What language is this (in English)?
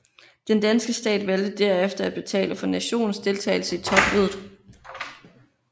Danish